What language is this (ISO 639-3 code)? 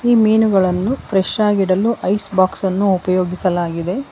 kan